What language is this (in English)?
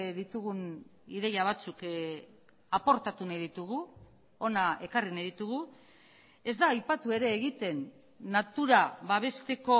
Basque